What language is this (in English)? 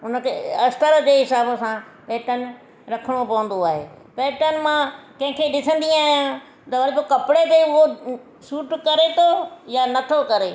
Sindhi